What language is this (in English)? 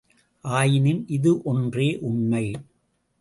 Tamil